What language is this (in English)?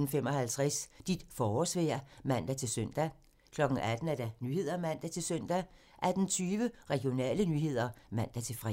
Danish